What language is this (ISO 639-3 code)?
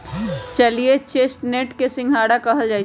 mag